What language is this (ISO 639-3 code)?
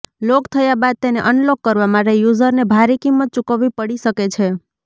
guj